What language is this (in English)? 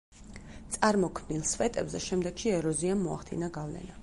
Georgian